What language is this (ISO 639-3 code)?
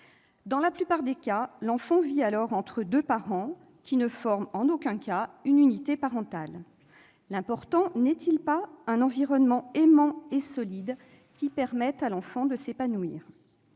fra